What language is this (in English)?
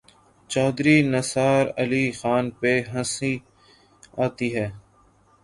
Urdu